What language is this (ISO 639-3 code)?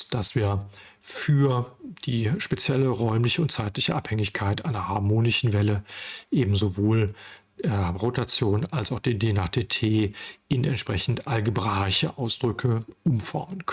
deu